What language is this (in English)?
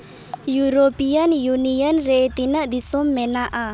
Santali